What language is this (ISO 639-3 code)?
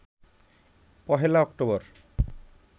ben